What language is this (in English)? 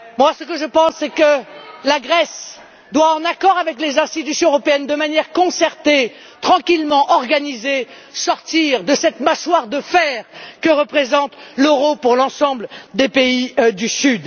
French